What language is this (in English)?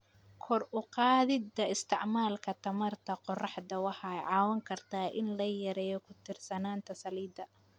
Somali